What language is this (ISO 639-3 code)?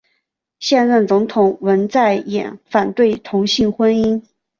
zho